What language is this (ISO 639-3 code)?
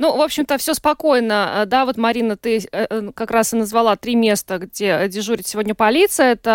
rus